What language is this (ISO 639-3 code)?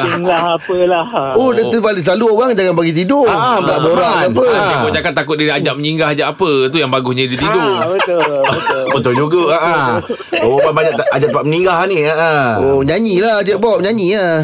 msa